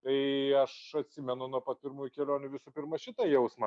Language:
Lithuanian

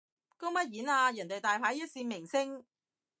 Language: Cantonese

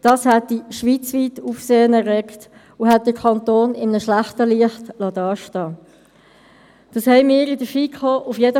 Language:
Swiss German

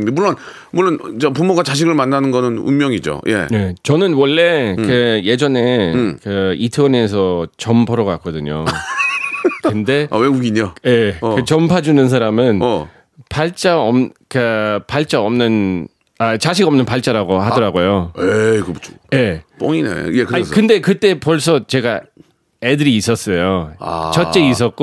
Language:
Korean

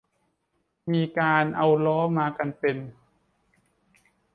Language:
Thai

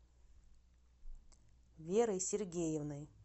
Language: Russian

